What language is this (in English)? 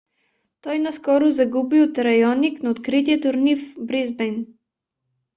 Bulgarian